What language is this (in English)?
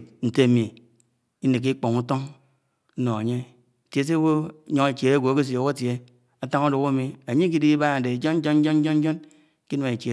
Anaang